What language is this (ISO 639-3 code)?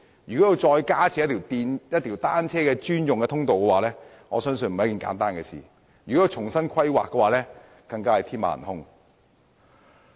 yue